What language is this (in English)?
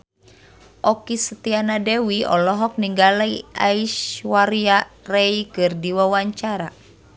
Sundanese